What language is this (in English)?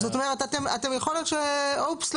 Hebrew